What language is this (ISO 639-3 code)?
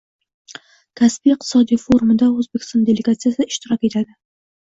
uzb